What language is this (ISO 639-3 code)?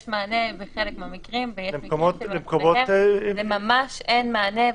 heb